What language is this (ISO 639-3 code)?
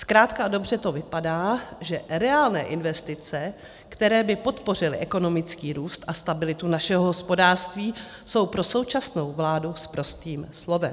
ces